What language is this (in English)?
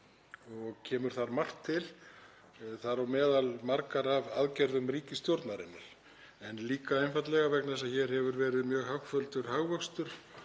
Icelandic